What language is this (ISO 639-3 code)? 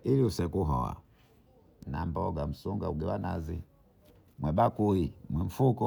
bou